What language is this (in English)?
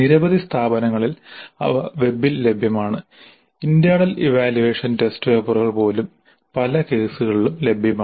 Malayalam